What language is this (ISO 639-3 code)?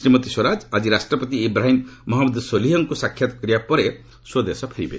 ori